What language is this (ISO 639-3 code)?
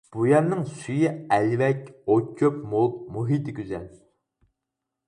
uig